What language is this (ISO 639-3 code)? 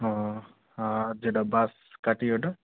ben